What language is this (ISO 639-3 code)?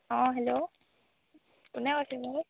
asm